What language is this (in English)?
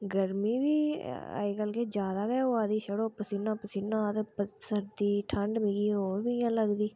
Dogri